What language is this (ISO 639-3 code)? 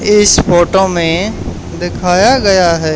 hin